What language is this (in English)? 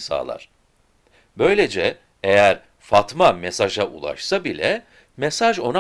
Turkish